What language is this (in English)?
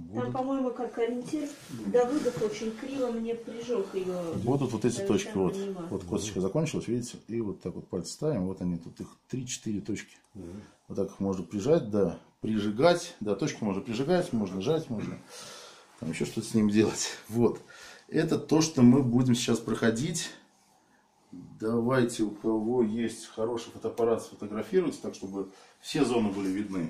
Russian